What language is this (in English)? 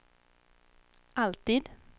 Swedish